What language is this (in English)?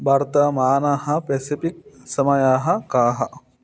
Sanskrit